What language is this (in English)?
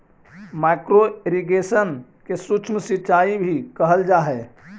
Magahi